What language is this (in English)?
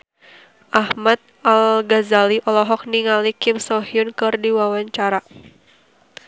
Sundanese